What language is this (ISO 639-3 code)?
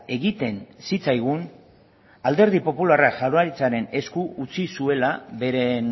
eus